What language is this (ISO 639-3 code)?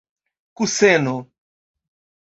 epo